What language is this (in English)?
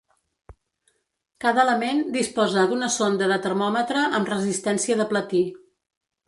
Catalan